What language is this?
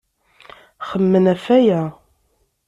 Kabyle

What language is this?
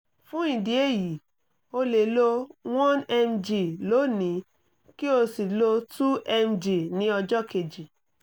Yoruba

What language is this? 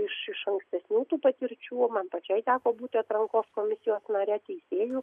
Lithuanian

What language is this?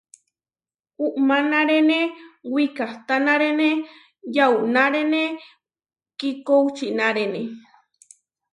Huarijio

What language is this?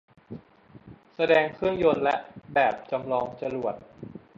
Thai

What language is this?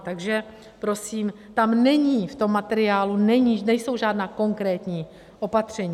Czech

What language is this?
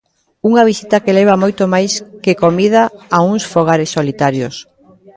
Galician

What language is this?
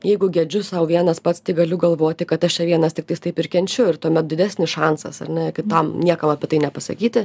Lithuanian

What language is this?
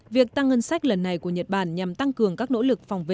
Vietnamese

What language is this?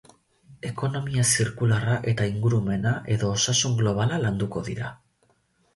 Basque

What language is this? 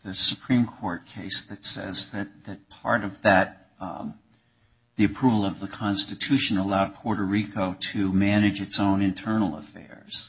English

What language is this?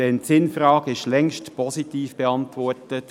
Swiss German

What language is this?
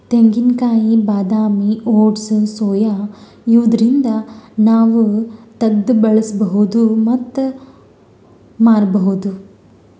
Kannada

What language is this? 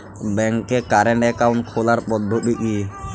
Bangla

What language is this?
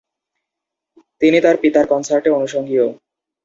Bangla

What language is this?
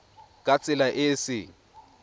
Tswana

